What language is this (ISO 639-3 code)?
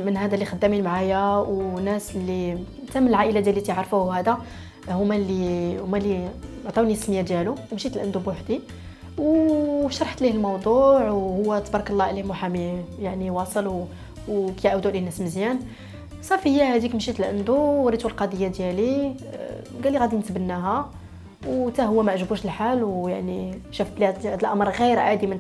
ara